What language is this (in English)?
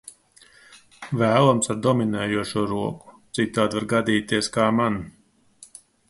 Latvian